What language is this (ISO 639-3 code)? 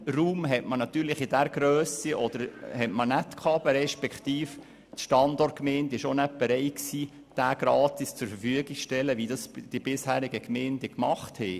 gsw